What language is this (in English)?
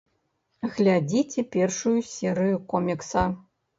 Belarusian